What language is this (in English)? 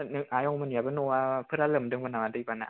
Bodo